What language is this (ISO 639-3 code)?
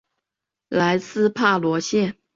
zho